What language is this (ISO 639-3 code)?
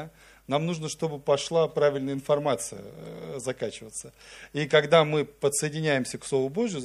rus